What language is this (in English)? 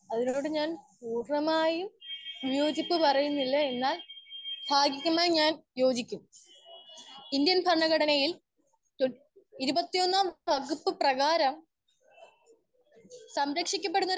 Malayalam